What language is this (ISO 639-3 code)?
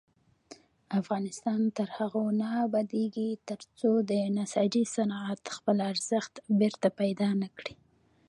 pus